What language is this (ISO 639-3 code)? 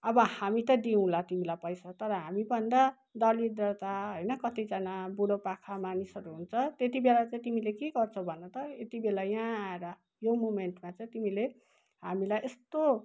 nep